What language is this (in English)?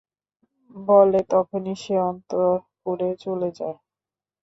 Bangla